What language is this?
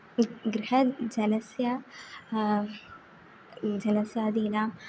Sanskrit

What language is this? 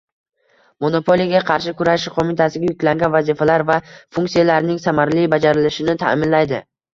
Uzbek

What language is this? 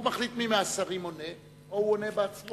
Hebrew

